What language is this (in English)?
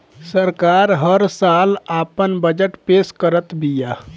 Bhojpuri